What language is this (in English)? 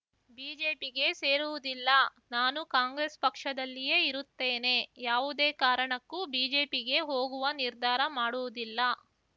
Kannada